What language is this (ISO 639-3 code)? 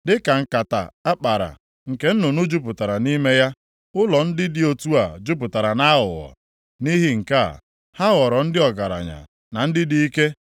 ibo